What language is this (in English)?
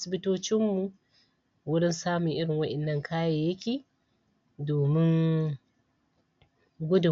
Hausa